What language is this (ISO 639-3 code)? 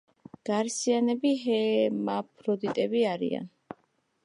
kat